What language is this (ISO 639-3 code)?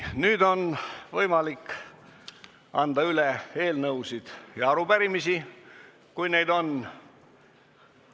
est